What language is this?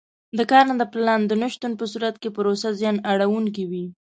Pashto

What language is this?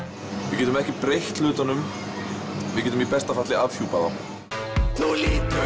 Icelandic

